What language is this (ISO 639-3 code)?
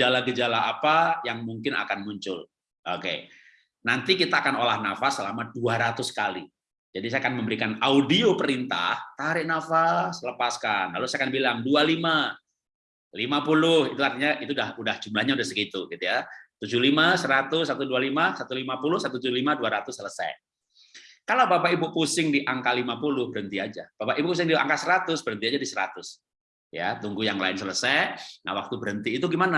ind